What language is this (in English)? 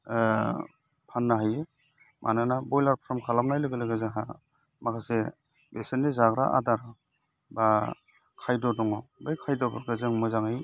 Bodo